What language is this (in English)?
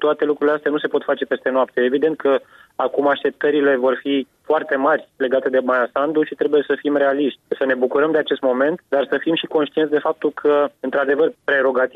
Romanian